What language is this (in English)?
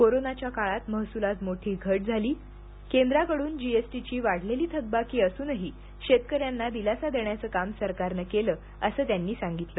Marathi